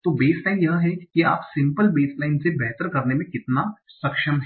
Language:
Hindi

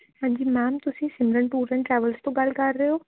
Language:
Punjabi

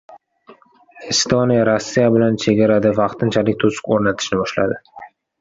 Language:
Uzbek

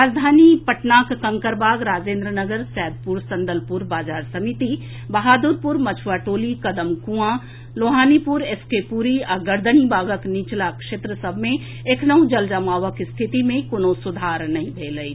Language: Maithili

